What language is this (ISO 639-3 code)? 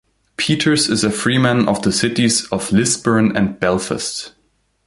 eng